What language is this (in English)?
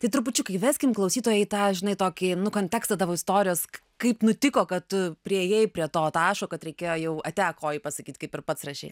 Lithuanian